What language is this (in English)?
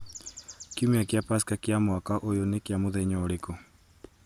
Kikuyu